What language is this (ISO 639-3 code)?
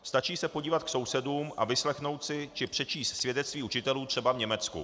ces